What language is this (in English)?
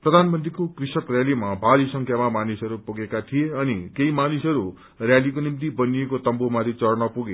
Nepali